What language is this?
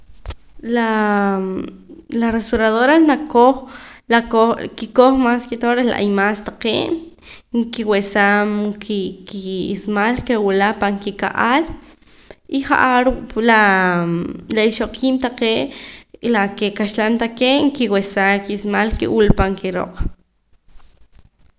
Poqomam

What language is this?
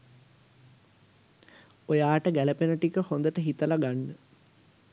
Sinhala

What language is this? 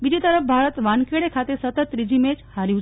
Gujarati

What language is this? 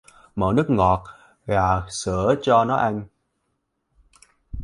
Vietnamese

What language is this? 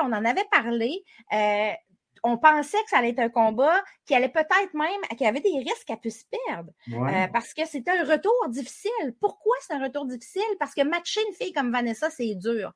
French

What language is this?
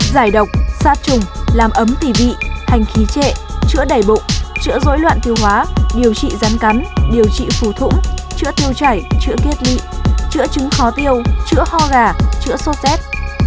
Vietnamese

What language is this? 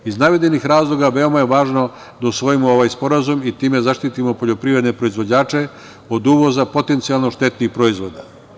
Serbian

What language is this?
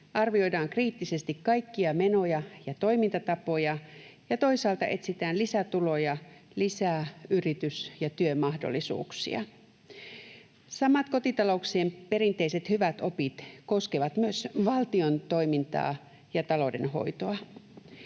Finnish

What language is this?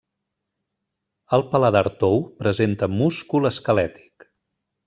Catalan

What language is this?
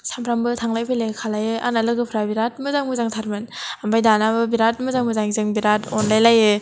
Bodo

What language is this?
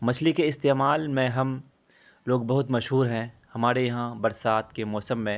Urdu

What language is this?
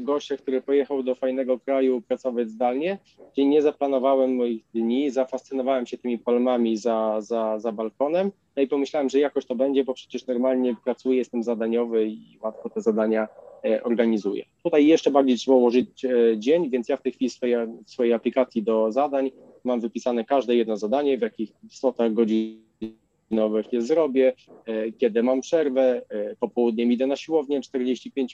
Polish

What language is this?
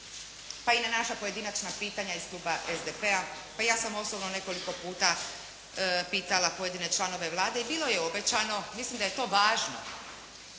Croatian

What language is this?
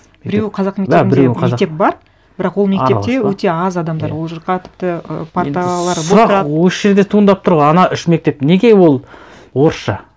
Kazakh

